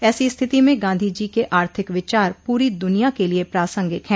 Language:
Hindi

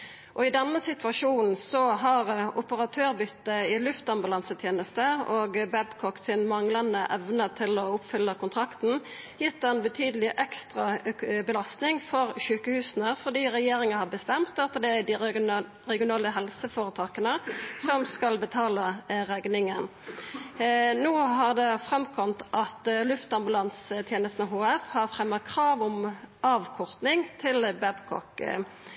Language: Norwegian Nynorsk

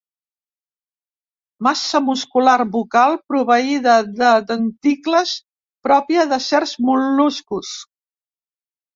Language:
Catalan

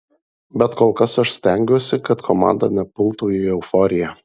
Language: Lithuanian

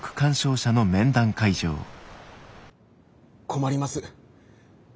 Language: Japanese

